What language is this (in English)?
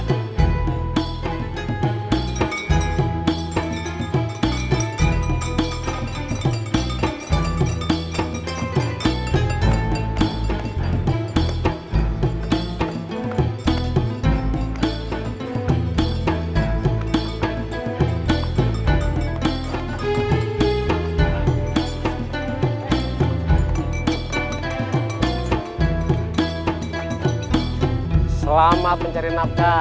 Indonesian